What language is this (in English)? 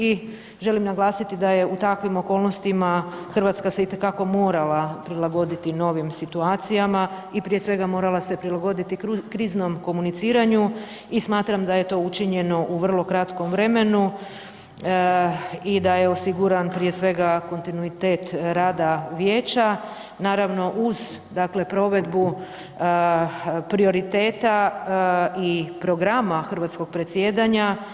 Croatian